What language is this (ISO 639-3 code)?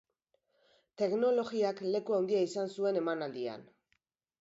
eus